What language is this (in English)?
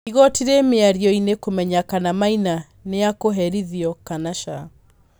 Kikuyu